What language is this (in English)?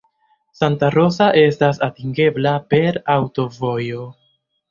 Esperanto